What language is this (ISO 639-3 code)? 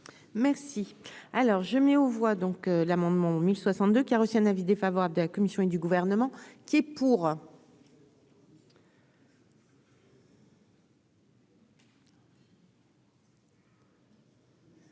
fra